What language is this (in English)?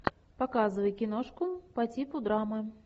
Russian